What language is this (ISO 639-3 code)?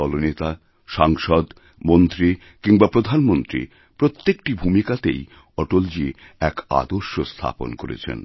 ben